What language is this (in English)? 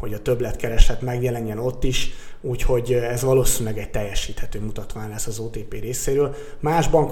Hungarian